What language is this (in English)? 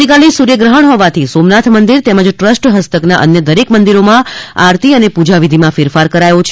Gujarati